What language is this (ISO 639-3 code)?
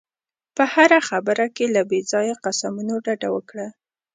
pus